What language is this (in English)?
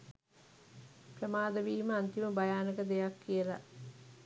Sinhala